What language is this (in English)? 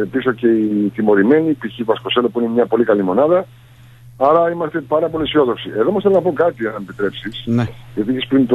Greek